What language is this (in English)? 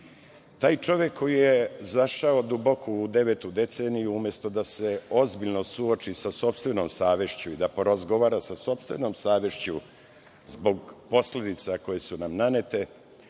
Serbian